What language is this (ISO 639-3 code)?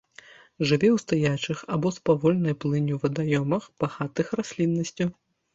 bel